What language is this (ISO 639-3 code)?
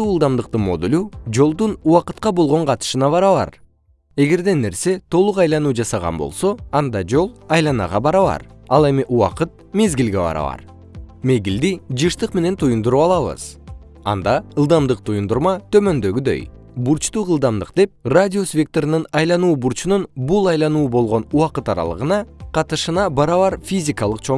kir